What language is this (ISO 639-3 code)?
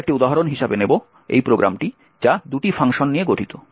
ben